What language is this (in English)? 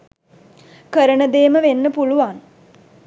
Sinhala